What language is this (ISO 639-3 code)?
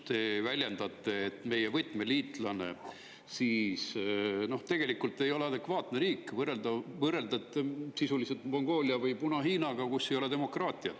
est